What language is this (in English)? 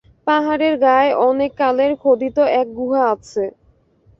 Bangla